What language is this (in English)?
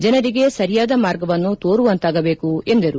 Kannada